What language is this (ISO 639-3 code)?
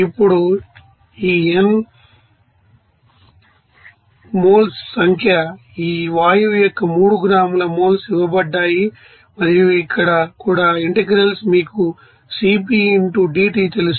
tel